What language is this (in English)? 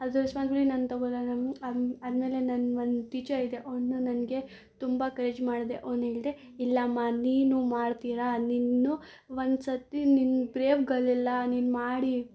Kannada